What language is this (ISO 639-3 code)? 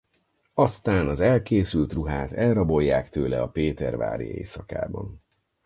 hun